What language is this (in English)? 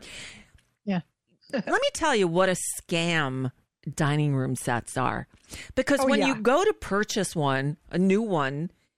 English